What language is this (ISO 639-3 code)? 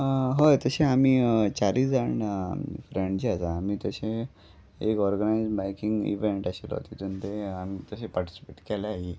kok